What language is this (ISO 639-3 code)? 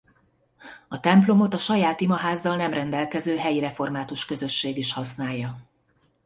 hun